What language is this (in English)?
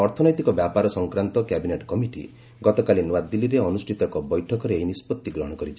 Odia